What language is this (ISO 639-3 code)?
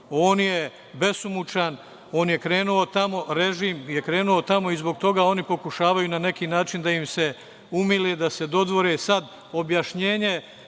srp